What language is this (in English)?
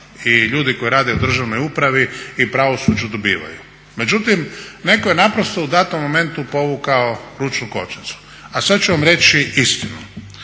Croatian